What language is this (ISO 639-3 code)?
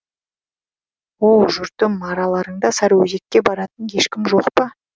kaz